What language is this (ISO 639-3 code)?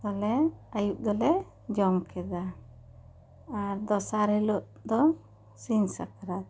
sat